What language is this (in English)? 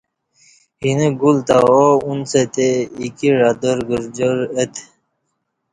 Kati